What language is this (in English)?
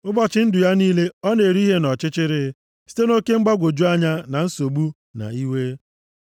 Igbo